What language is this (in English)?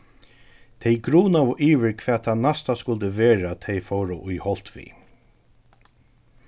Faroese